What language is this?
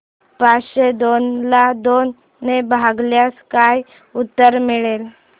Marathi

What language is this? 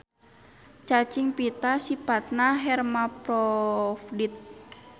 Sundanese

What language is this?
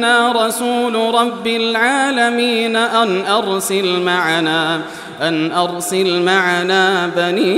Arabic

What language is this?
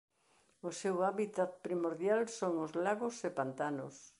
Galician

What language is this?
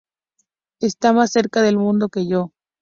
Spanish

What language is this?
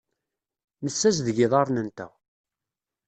Kabyle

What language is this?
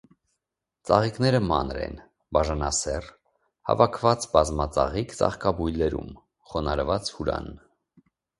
Armenian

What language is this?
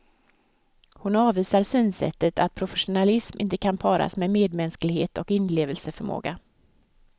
Swedish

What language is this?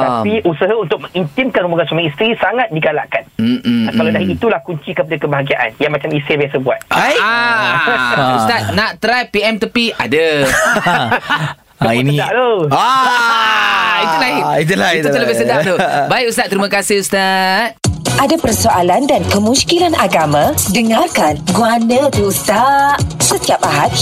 Malay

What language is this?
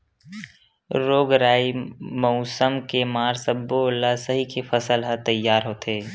Chhattisgarhi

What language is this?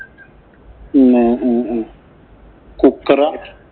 Malayalam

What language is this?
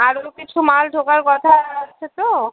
Bangla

